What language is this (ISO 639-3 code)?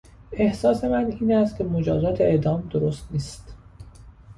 fas